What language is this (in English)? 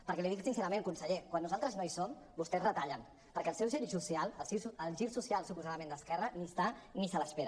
Catalan